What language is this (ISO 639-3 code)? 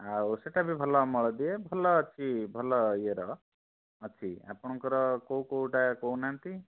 ori